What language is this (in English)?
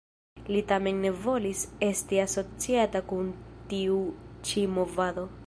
Esperanto